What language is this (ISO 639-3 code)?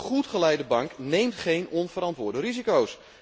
nld